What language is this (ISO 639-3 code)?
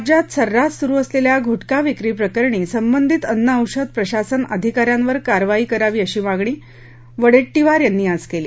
mar